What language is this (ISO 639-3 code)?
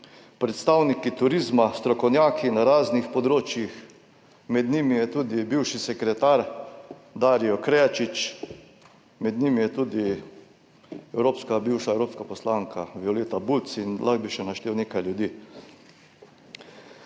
slv